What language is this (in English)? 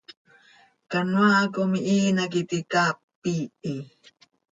Seri